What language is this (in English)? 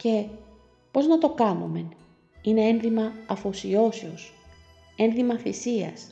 Greek